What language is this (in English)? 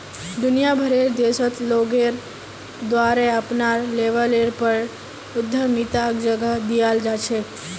Magahi